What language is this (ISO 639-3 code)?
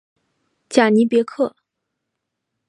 zho